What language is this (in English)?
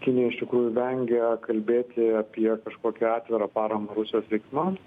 Lithuanian